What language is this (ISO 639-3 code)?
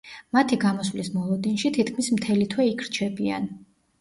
kat